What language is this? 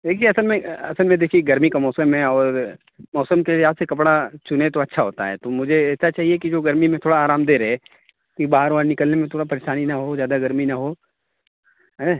Urdu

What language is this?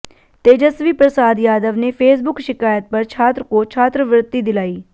Hindi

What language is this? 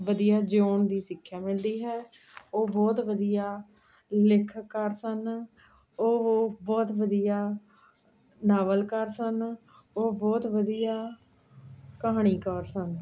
Punjabi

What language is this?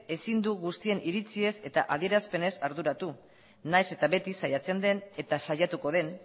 Basque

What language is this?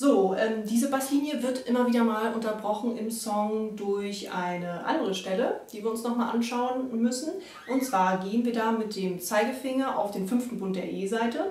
German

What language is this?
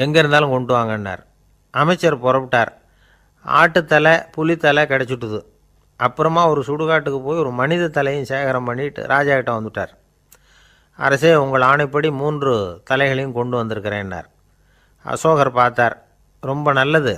Tamil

